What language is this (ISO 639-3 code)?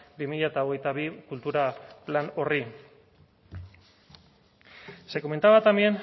eus